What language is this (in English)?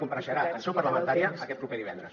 Catalan